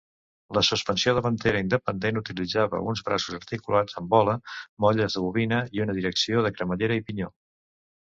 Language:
Catalan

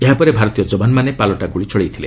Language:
Odia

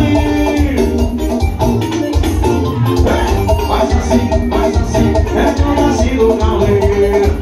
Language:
Romanian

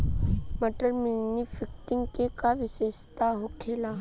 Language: Bhojpuri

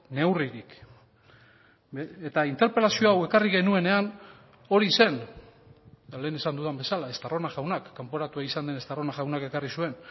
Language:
Basque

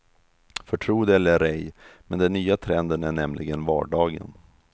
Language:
Swedish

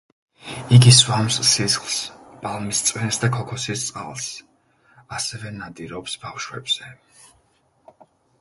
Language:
Georgian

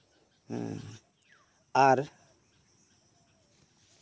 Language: Santali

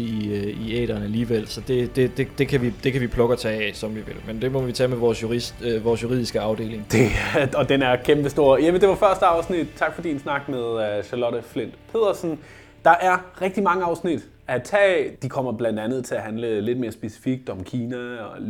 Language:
Danish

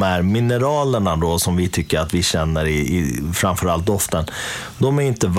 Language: Swedish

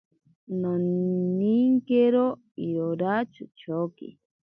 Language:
Ashéninka Perené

